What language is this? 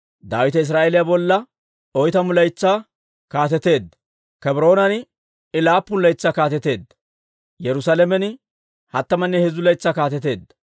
Dawro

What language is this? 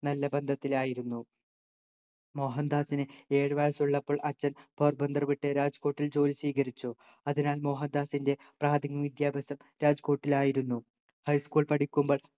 Malayalam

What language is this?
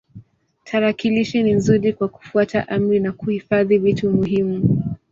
Swahili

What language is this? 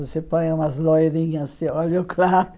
Portuguese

